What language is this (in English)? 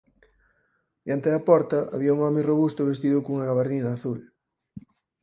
Galician